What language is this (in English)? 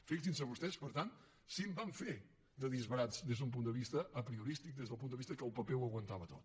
Catalan